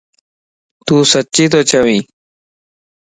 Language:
Lasi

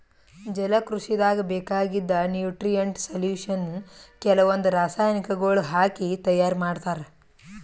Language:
Kannada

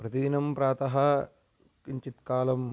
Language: Sanskrit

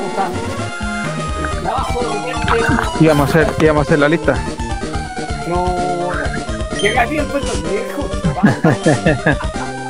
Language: Spanish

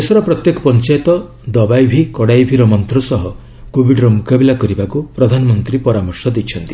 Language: Odia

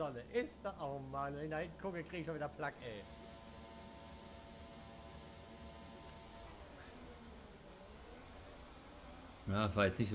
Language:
German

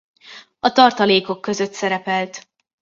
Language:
Hungarian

